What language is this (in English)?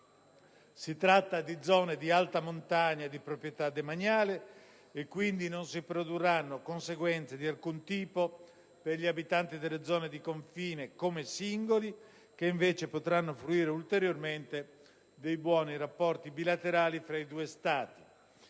Italian